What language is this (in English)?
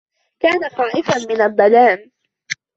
Arabic